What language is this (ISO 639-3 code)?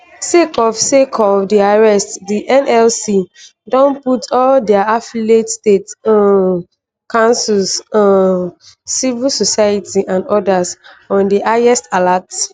pcm